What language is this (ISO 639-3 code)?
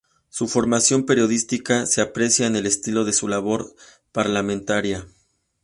spa